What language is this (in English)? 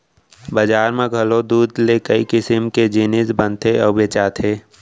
Chhattisgarhi